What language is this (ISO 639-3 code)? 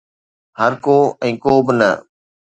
snd